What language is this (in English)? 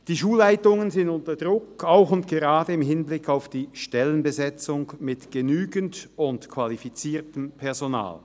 Swiss German